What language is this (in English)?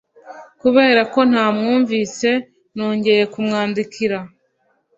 Kinyarwanda